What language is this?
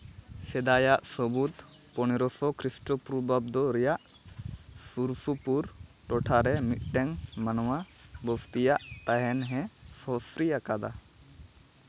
Santali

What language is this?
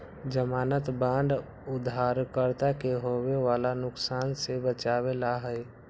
Magahi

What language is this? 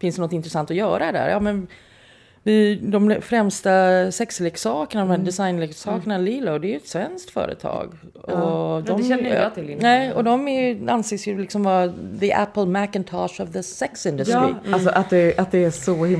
Swedish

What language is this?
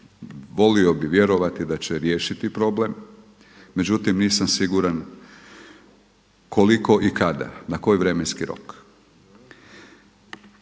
Croatian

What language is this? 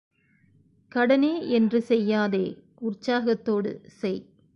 Tamil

